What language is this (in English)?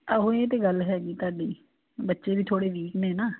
Punjabi